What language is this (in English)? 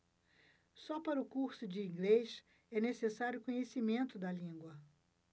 Portuguese